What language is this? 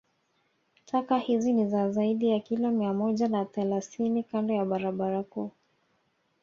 Swahili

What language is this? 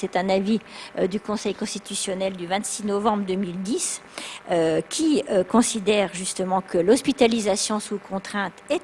French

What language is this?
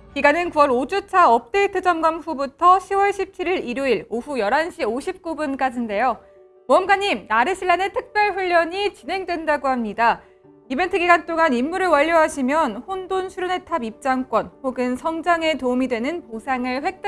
Korean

